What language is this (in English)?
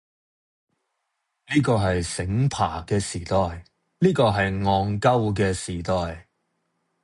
Cantonese